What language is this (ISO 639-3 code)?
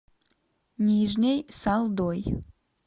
rus